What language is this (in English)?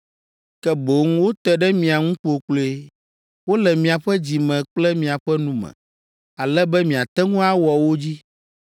Ewe